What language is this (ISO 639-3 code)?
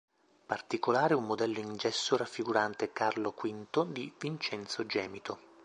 ita